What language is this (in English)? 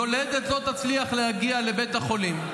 Hebrew